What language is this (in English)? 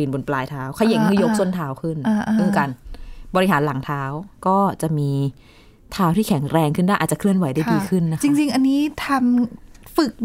Thai